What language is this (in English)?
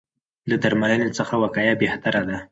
Pashto